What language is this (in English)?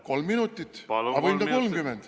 Estonian